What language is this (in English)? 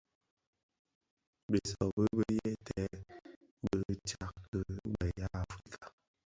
Bafia